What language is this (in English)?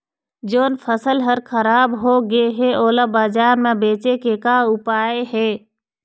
Chhattisgarhi